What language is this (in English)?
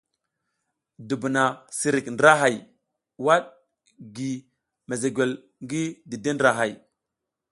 South Giziga